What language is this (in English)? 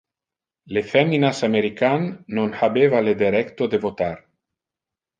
Interlingua